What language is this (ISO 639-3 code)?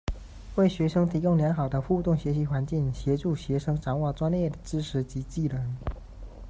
zho